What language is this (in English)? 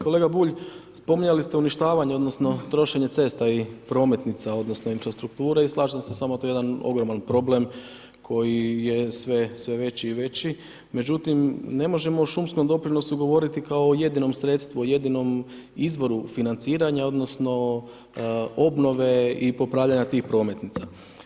Croatian